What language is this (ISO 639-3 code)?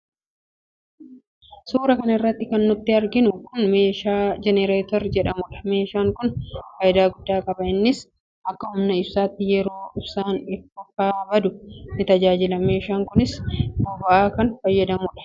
orm